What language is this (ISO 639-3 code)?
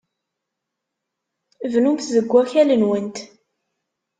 kab